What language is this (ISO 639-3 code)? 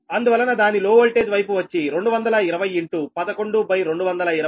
tel